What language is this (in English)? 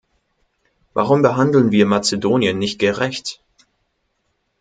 German